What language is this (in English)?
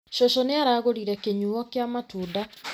Kikuyu